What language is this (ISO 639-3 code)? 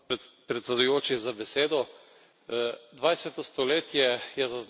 slv